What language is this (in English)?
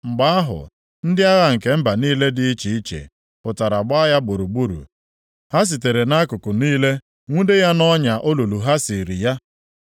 Igbo